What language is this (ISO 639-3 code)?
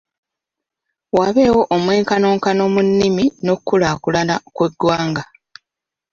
lug